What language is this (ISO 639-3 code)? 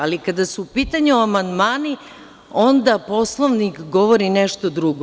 srp